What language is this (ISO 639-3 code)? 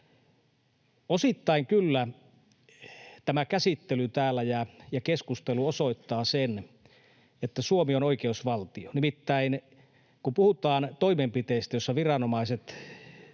fin